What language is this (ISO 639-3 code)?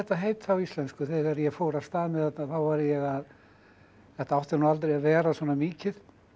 isl